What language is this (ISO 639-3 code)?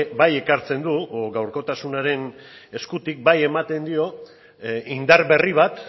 eus